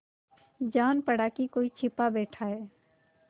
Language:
Hindi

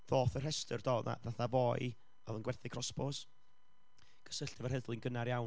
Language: Welsh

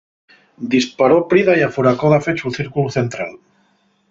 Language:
Asturian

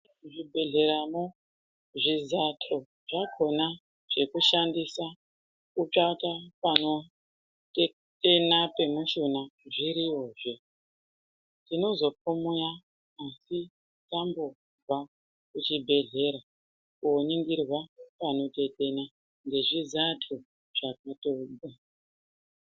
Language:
Ndau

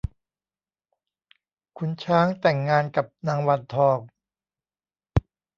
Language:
Thai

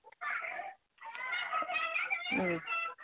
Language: Manipuri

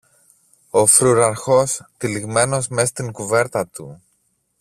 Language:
Greek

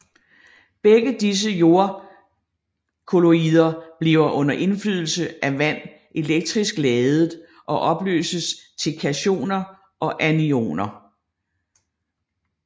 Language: Danish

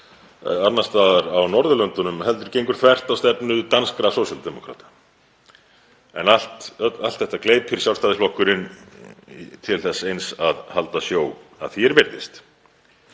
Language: Icelandic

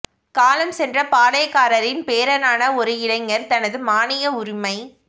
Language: Tamil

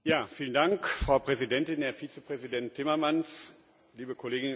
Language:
German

